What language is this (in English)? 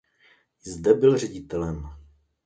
Czech